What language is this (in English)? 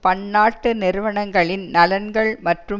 Tamil